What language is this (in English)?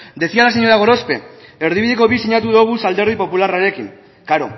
Basque